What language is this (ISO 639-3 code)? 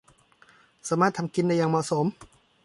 tha